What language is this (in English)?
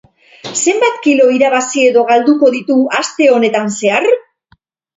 Basque